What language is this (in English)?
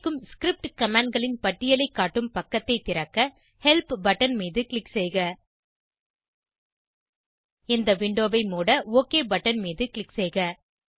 Tamil